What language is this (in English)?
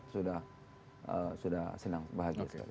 Indonesian